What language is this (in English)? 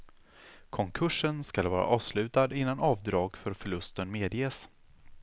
Swedish